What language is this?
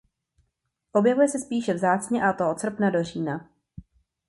Czech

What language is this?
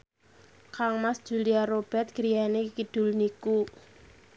Javanese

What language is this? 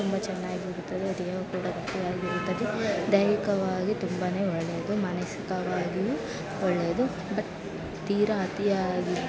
Kannada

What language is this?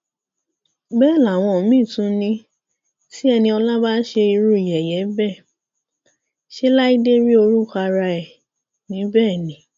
Yoruba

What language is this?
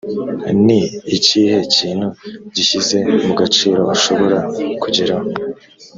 Kinyarwanda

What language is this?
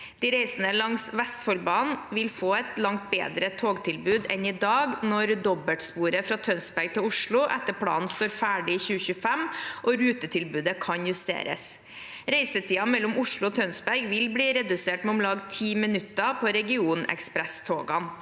Norwegian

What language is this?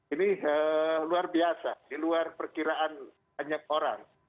Indonesian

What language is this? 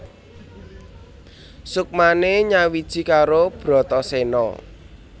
Javanese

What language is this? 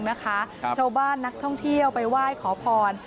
Thai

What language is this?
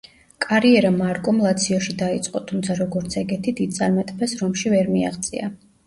Georgian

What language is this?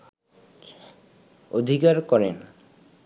Bangla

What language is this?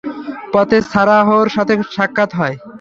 Bangla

